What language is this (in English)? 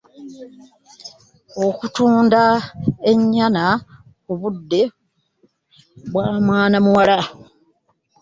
Ganda